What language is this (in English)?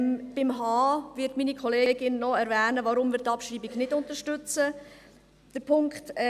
Swiss German